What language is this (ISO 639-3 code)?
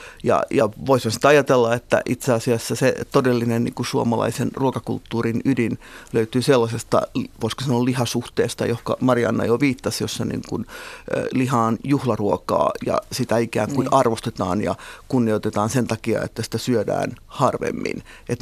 fin